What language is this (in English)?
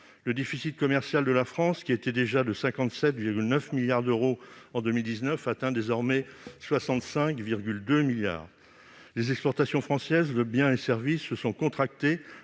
French